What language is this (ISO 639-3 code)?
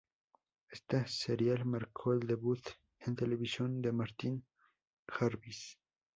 spa